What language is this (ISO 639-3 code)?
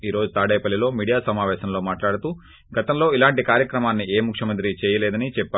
tel